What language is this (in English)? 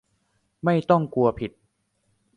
Thai